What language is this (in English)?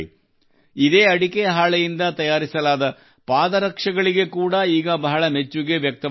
Kannada